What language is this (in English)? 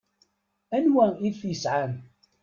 Kabyle